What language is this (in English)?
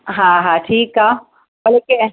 Sindhi